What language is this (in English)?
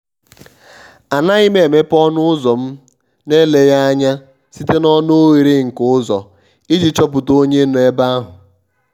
Igbo